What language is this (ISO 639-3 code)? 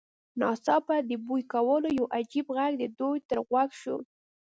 pus